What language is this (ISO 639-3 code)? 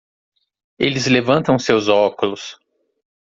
por